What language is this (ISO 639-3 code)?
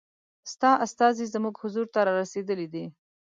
pus